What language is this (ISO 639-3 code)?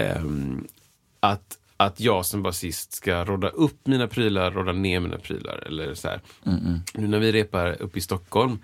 swe